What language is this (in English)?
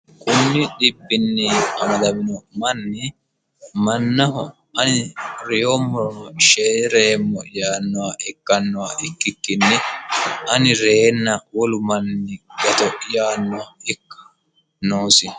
Sidamo